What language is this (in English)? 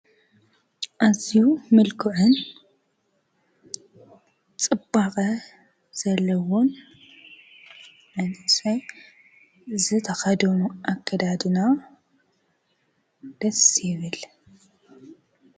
Tigrinya